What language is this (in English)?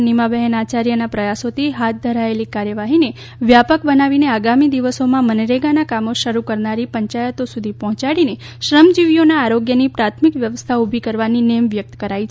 Gujarati